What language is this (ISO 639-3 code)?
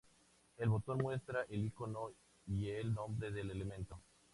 spa